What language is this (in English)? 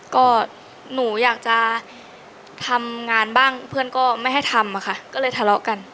Thai